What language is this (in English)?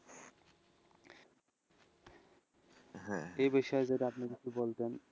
Bangla